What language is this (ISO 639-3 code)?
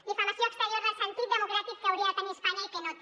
cat